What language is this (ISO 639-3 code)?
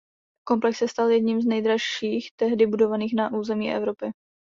ces